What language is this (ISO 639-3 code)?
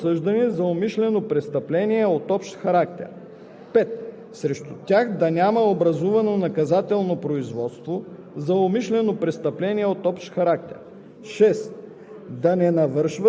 bul